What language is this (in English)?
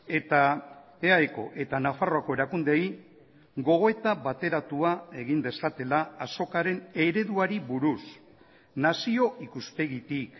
Basque